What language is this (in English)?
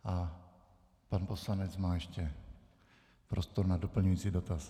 Czech